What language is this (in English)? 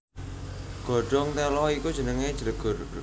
Javanese